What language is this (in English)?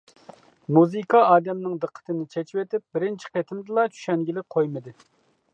Uyghur